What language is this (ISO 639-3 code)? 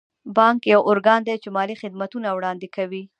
pus